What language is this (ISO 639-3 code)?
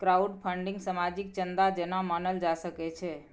mai